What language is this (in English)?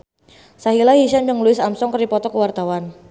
Sundanese